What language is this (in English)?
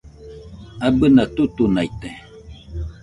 Nüpode Huitoto